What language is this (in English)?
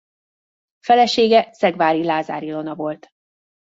Hungarian